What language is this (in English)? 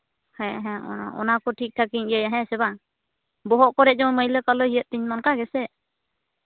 Santali